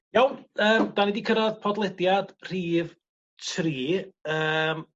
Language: Welsh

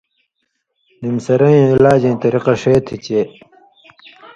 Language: Indus Kohistani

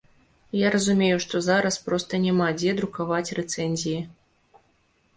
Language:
Belarusian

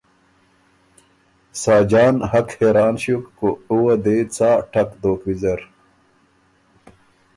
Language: Ormuri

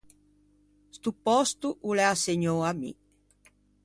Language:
Ligurian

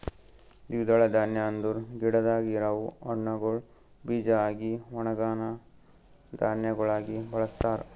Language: Kannada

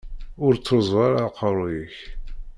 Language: Kabyle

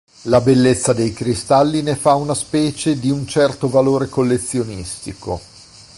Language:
Italian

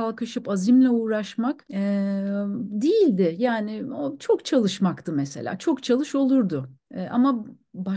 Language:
Turkish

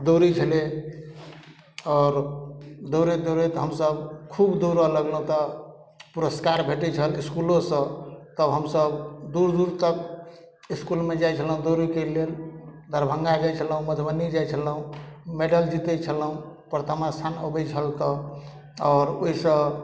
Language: Maithili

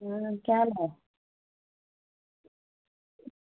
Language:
Dogri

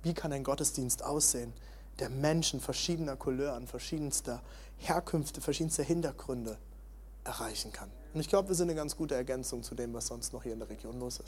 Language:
German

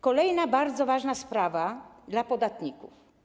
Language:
Polish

